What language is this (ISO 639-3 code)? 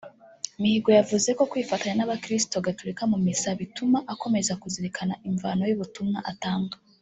kin